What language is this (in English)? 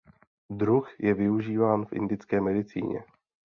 Czech